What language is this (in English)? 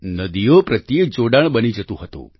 Gujarati